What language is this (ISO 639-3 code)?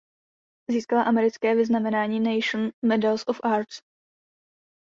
ces